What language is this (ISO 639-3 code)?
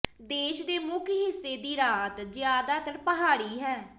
pan